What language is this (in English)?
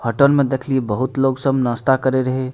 Maithili